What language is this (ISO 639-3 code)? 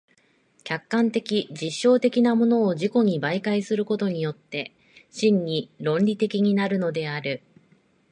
jpn